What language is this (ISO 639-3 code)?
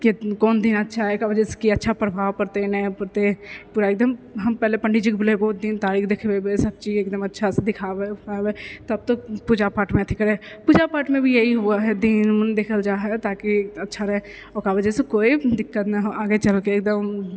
mai